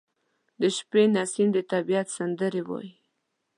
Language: Pashto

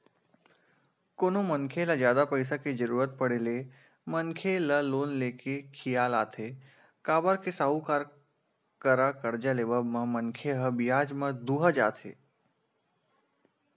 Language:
Chhattisgarhi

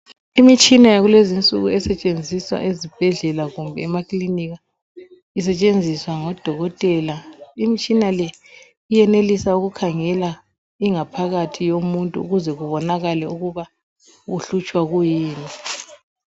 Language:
North Ndebele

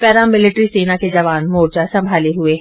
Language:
Hindi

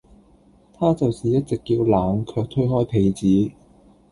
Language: Cantonese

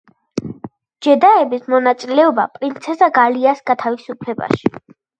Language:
Georgian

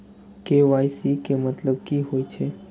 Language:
Maithili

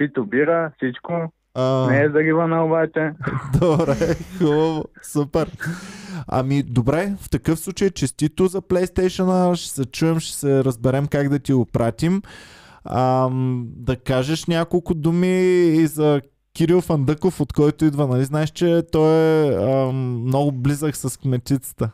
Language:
Bulgarian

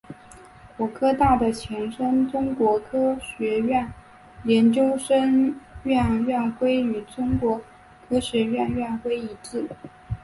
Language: Chinese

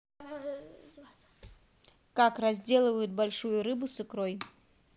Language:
Russian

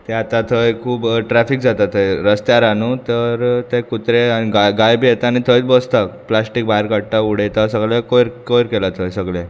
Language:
Konkani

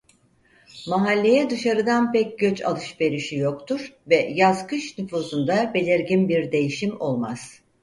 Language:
Turkish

